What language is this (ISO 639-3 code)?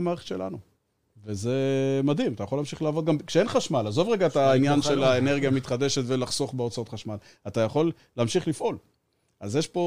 heb